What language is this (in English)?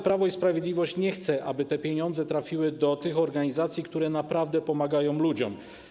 Polish